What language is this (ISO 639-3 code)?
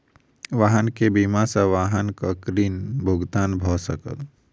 mai